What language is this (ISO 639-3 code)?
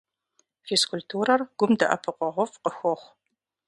kbd